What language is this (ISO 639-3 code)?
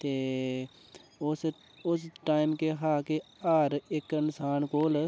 doi